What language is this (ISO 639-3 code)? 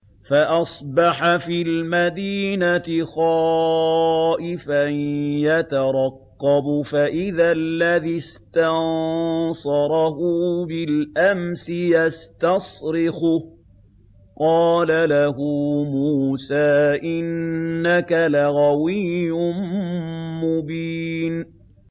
ara